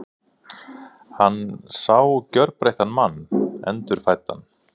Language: Icelandic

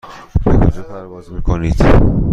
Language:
Persian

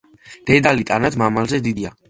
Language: Georgian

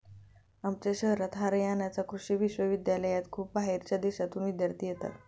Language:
Marathi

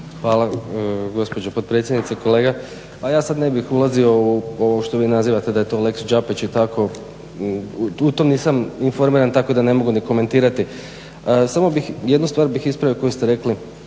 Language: Croatian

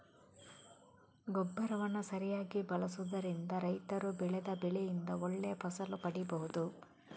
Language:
Kannada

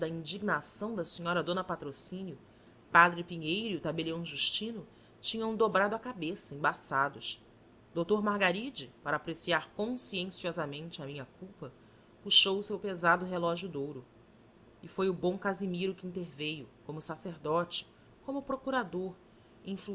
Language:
Portuguese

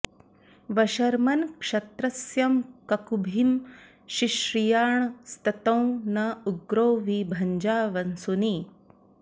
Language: Sanskrit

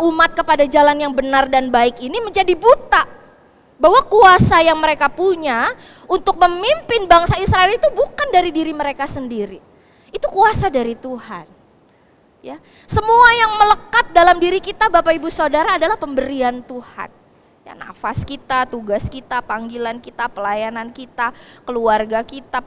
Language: Indonesian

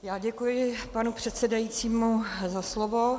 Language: Czech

